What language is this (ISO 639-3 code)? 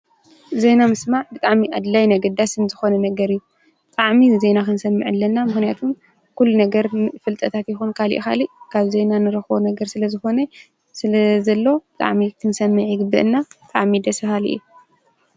tir